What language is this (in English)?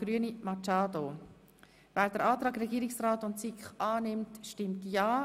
Swiss German